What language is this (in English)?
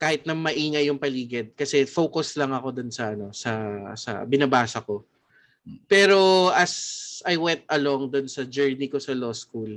Filipino